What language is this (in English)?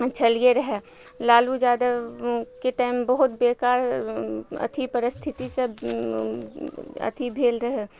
Maithili